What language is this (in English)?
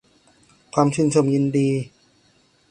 Thai